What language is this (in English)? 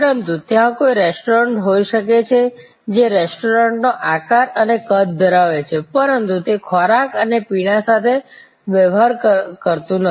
Gujarati